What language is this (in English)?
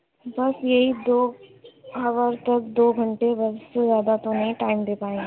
Urdu